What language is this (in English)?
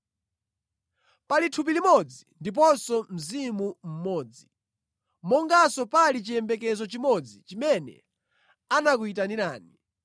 Nyanja